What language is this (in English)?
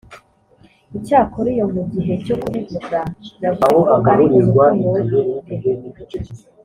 Kinyarwanda